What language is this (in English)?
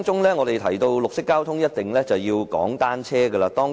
Cantonese